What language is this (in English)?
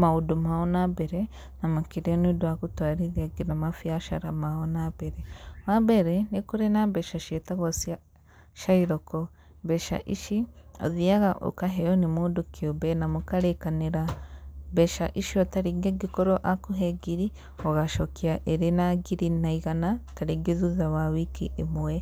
Kikuyu